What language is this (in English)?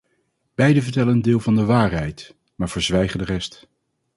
Dutch